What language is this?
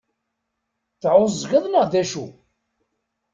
Kabyle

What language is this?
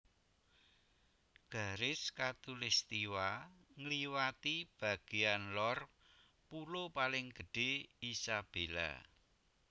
Javanese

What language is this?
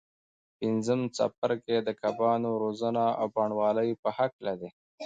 Pashto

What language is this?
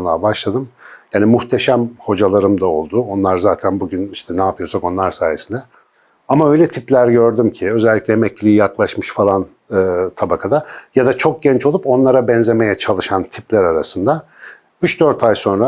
Turkish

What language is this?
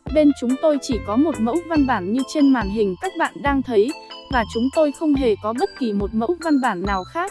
Vietnamese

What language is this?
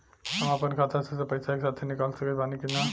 Bhojpuri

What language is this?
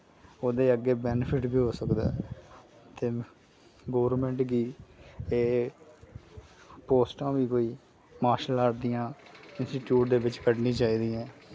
Dogri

